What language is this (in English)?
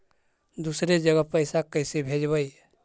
Magahi